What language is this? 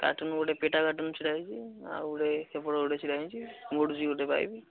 Odia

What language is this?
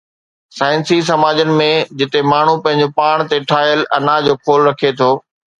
Sindhi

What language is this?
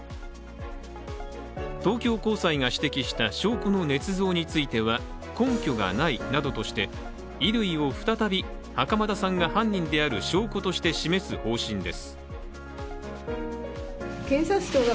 Japanese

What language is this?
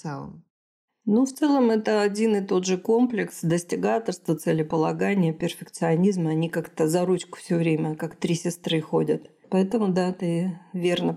Russian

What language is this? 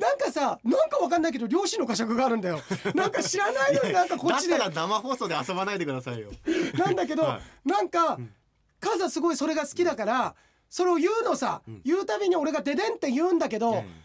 Japanese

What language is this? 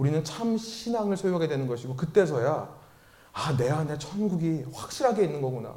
Korean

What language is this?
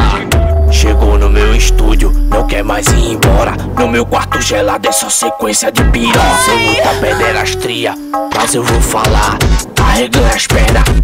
Romanian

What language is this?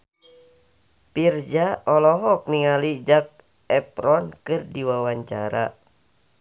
Sundanese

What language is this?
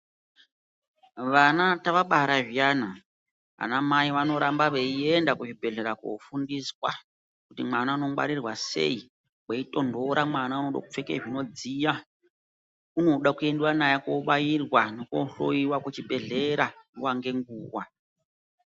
Ndau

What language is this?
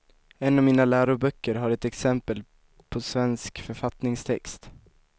Swedish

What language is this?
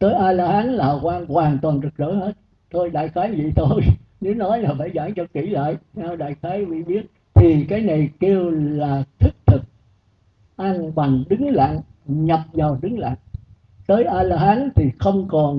Vietnamese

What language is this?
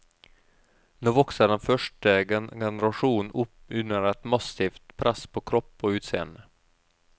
Norwegian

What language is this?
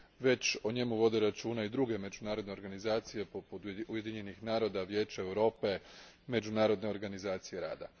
Croatian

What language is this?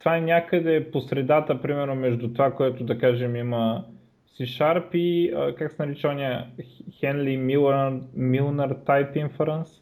Bulgarian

